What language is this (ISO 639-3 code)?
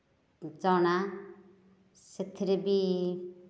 ori